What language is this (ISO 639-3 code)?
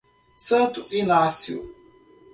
por